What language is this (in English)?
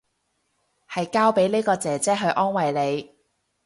Cantonese